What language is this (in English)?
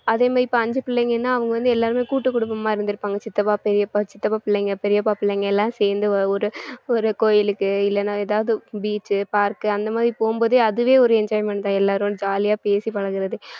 Tamil